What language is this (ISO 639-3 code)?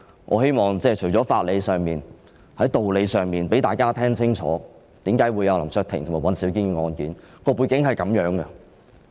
yue